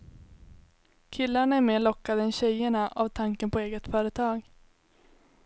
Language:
Swedish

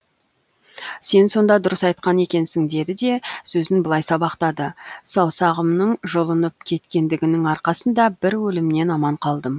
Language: Kazakh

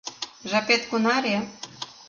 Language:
Mari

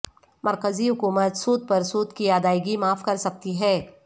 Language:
Urdu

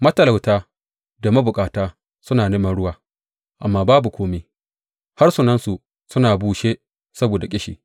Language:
Hausa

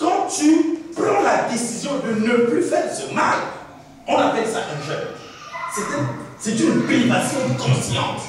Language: French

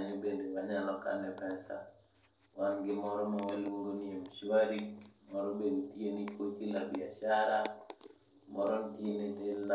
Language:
Luo (Kenya and Tanzania)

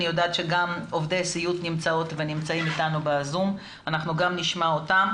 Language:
Hebrew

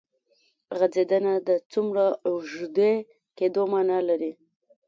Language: Pashto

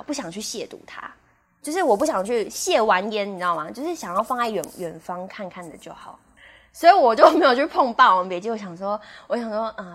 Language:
Chinese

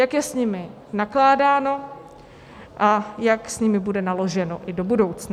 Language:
Czech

